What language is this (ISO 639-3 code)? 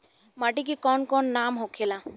bho